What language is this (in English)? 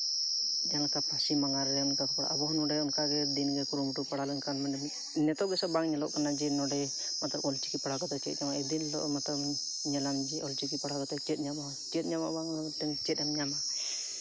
Santali